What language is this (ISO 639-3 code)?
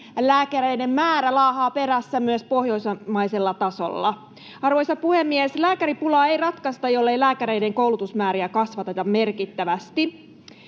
fin